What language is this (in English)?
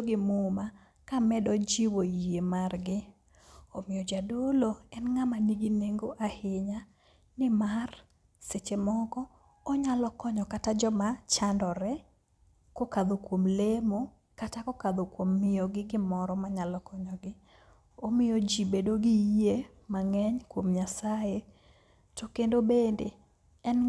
Luo (Kenya and Tanzania)